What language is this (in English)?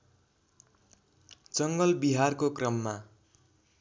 Nepali